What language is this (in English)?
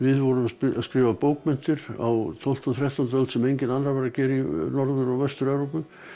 Icelandic